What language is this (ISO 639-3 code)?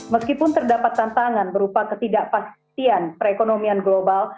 ind